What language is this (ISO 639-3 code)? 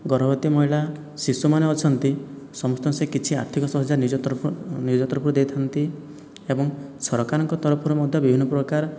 ori